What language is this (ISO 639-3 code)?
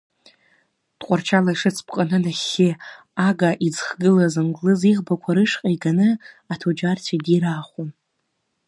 abk